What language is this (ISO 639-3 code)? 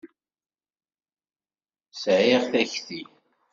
kab